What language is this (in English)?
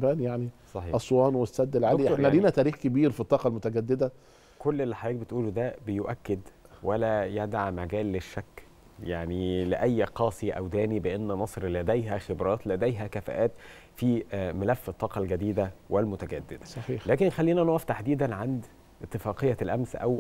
Arabic